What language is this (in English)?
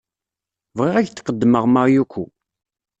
Kabyle